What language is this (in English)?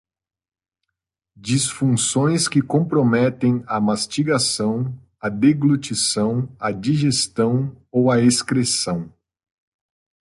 Portuguese